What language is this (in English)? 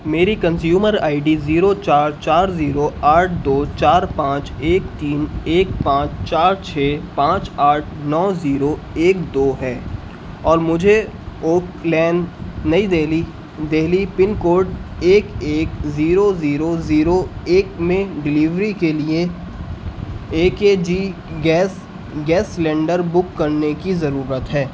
Urdu